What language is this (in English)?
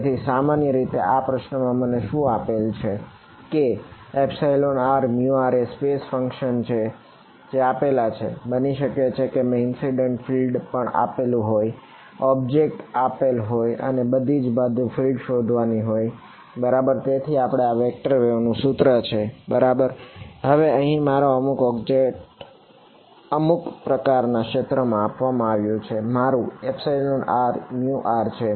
Gujarati